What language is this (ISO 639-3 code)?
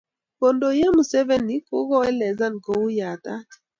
kln